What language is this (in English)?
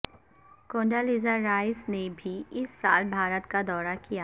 Urdu